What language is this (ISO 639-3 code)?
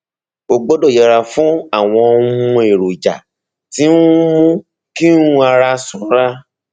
yor